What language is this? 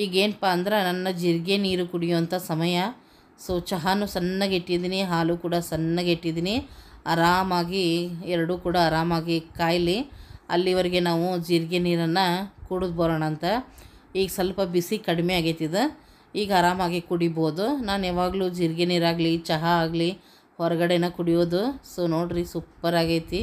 Kannada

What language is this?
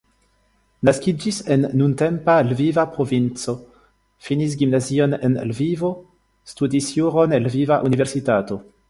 Esperanto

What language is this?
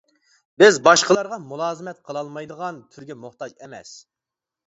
Uyghur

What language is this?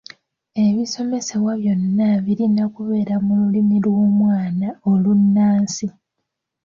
Ganda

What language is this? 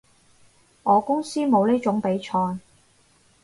Cantonese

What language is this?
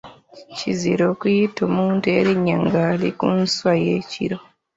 Ganda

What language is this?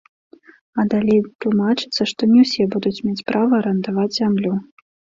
Belarusian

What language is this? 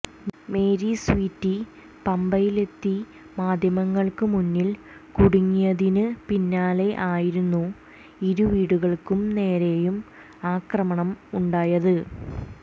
Malayalam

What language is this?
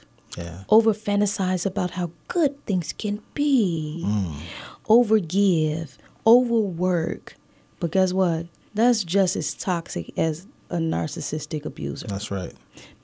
English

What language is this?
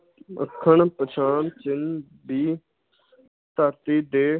Punjabi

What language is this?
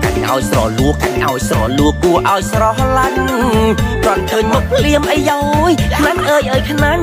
Thai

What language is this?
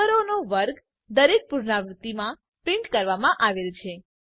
Gujarati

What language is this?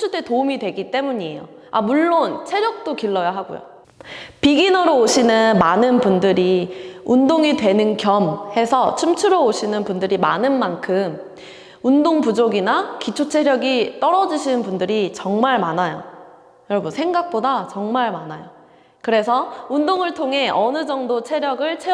Korean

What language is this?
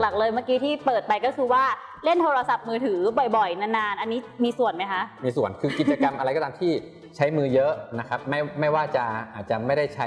Thai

